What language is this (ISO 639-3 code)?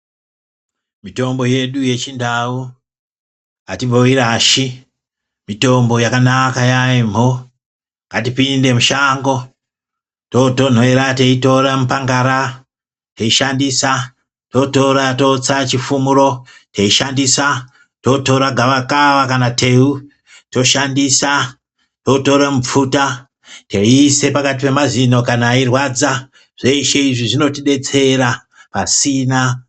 ndc